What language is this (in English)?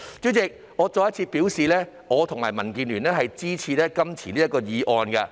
Cantonese